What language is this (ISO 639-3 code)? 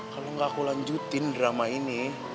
ind